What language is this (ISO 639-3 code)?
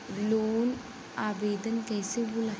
bho